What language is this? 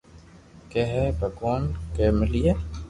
Loarki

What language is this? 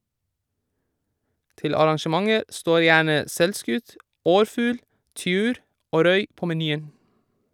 Norwegian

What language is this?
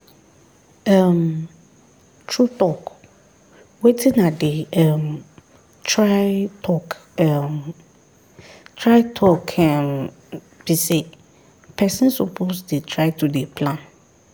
Nigerian Pidgin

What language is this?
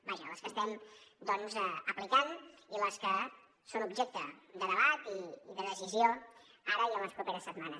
Catalan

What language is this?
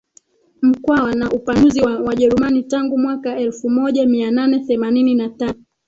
Swahili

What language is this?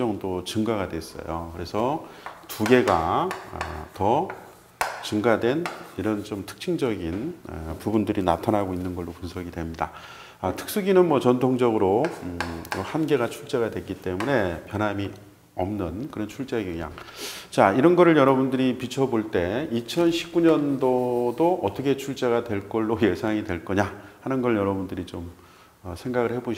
Korean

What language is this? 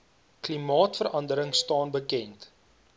Afrikaans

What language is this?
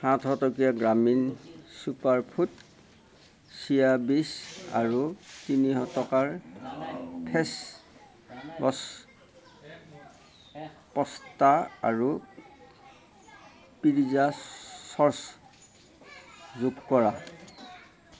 Assamese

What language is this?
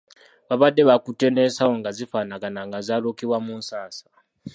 Ganda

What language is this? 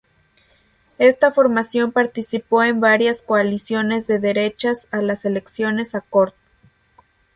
Spanish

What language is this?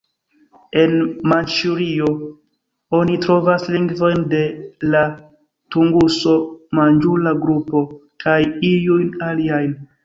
Esperanto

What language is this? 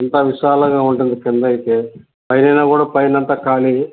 Telugu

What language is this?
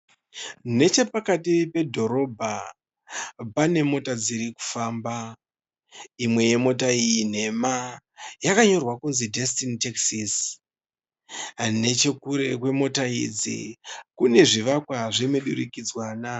Shona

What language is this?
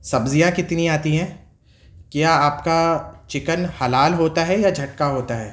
Urdu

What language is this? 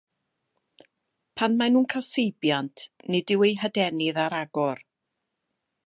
Welsh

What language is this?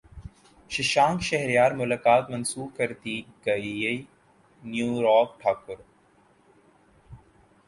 Urdu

